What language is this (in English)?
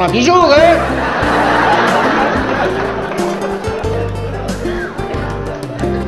French